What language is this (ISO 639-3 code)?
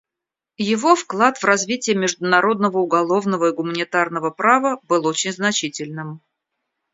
rus